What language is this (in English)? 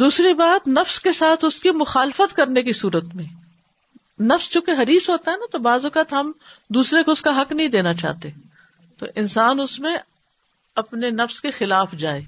Urdu